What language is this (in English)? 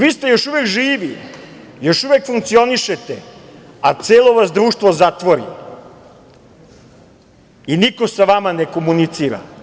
Serbian